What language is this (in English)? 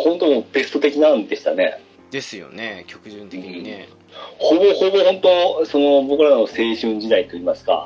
Japanese